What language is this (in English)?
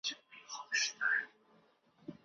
Chinese